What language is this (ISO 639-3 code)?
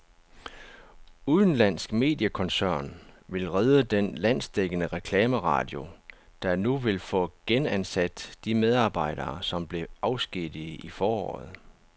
dan